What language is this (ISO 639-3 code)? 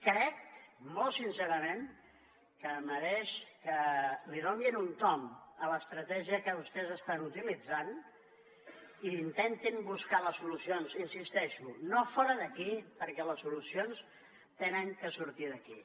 cat